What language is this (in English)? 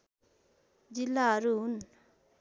Nepali